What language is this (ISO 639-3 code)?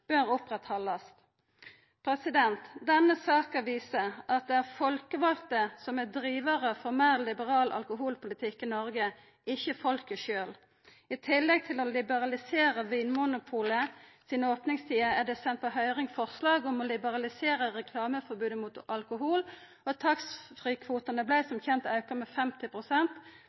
nno